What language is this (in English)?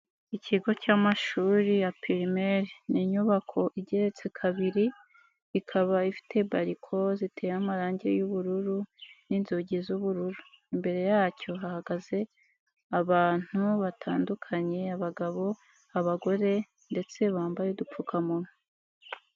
Kinyarwanda